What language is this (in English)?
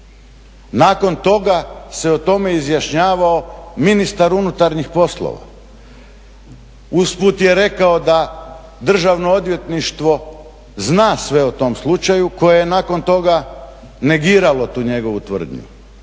Croatian